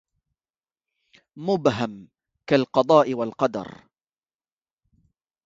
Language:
Arabic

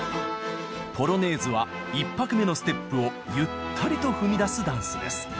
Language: Japanese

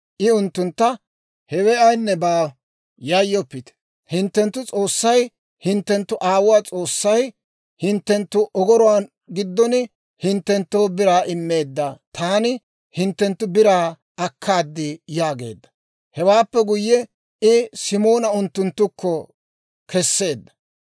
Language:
Dawro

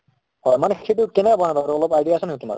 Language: Assamese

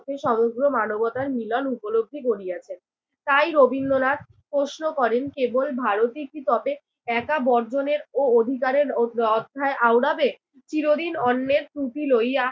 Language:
Bangla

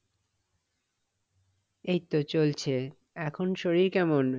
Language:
Bangla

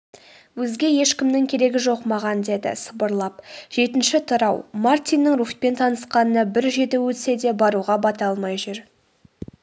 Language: Kazakh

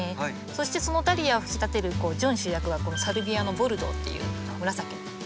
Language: Japanese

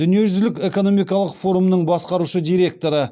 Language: Kazakh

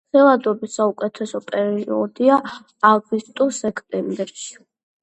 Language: Georgian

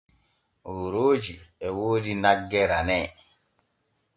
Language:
Borgu Fulfulde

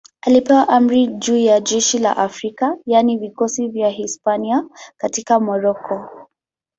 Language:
Swahili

